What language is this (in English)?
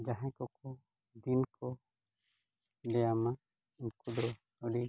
Santali